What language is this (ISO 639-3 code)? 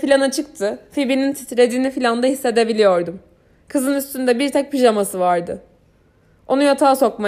tur